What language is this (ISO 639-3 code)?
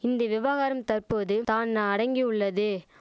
tam